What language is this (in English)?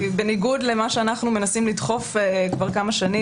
Hebrew